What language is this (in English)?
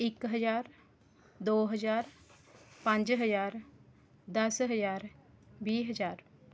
Punjabi